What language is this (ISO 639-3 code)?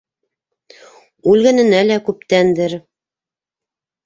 bak